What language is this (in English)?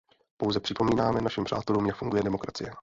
Czech